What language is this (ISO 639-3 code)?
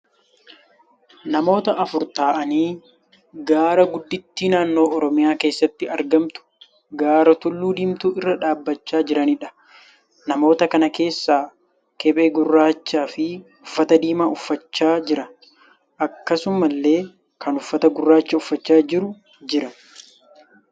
orm